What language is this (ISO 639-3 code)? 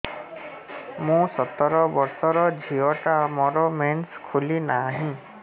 ori